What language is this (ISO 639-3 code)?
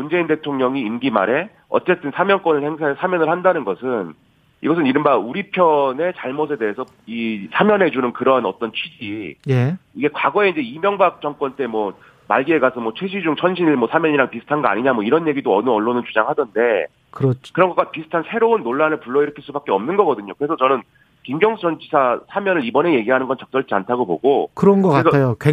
kor